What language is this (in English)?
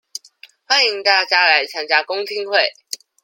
Chinese